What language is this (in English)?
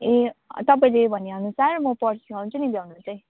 Nepali